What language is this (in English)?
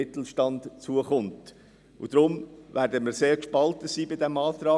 Swiss German